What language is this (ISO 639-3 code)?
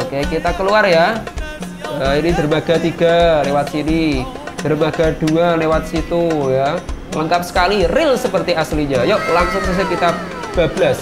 ind